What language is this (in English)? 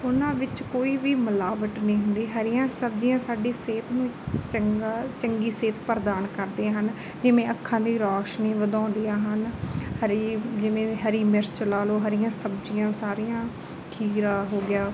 Punjabi